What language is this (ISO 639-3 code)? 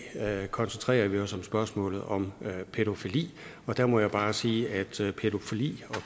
dan